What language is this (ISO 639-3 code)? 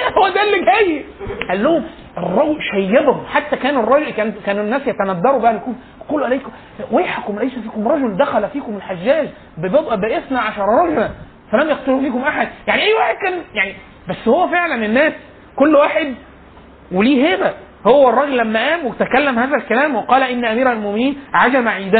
ara